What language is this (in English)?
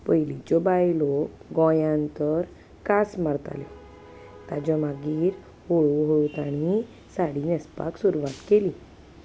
Konkani